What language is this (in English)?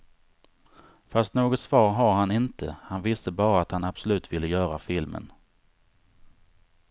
Swedish